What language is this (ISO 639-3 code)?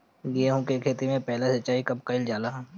bho